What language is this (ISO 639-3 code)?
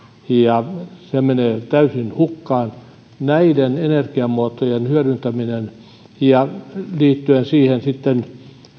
fin